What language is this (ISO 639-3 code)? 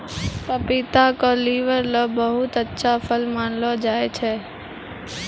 mai